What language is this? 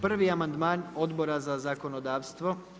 Croatian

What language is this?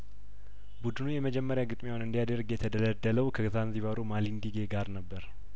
Amharic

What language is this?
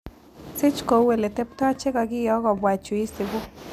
Kalenjin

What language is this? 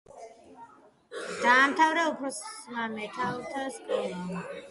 Georgian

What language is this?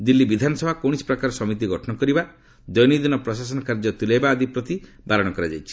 Odia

